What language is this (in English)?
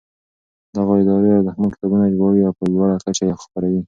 Pashto